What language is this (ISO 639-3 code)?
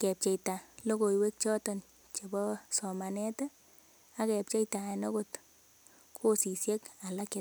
kln